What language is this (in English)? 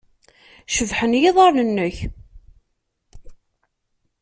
Kabyle